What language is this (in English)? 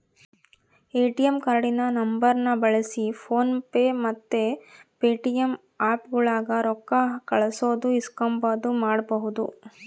Kannada